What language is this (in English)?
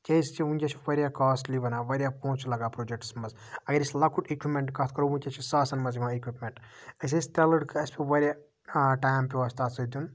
Kashmiri